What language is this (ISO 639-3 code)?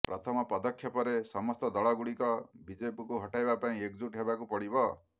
ori